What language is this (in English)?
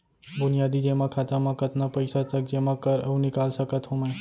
Chhattisgarhi